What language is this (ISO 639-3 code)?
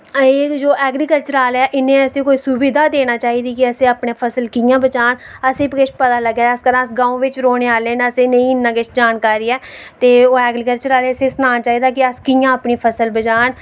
doi